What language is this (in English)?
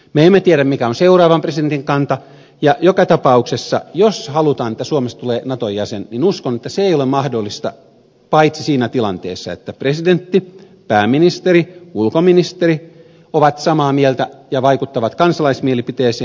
Finnish